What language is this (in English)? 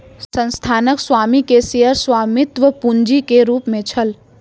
Maithili